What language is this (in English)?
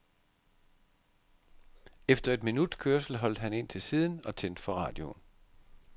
Danish